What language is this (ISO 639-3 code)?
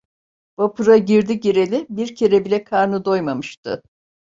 tur